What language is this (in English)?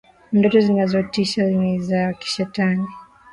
Swahili